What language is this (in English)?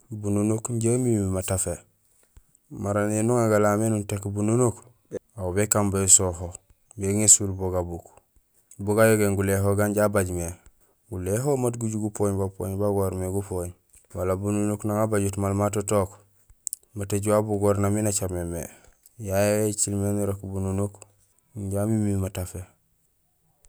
Gusilay